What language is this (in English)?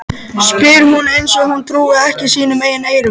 Icelandic